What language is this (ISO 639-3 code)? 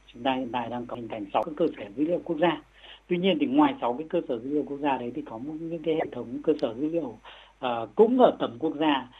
vie